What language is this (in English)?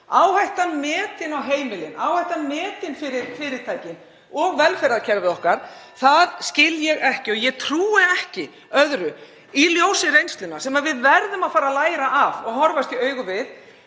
Icelandic